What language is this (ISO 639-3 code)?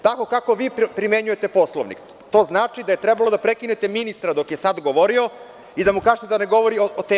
srp